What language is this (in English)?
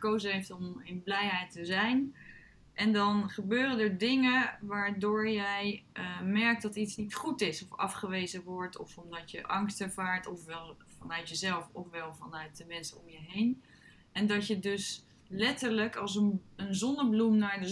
Dutch